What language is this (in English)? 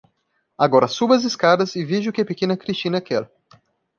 Portuguese